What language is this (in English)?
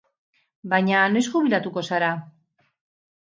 Basque